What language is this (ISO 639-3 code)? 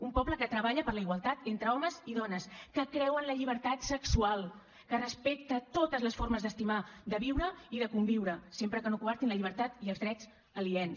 cat